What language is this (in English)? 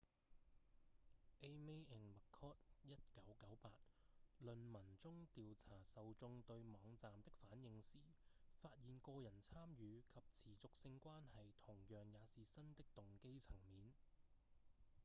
Cantonese